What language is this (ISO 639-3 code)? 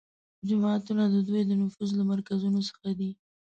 pus